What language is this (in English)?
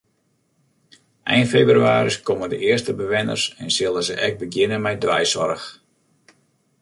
Western Frisian